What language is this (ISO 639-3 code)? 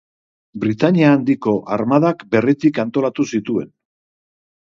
eus